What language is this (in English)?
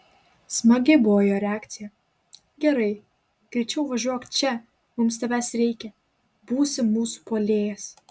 Lithuanian